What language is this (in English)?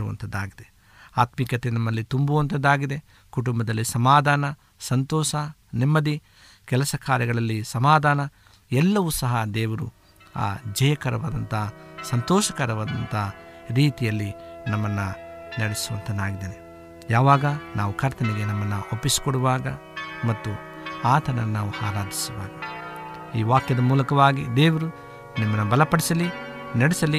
Kannada